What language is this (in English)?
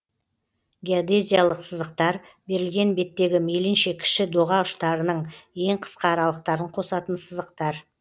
Kazakh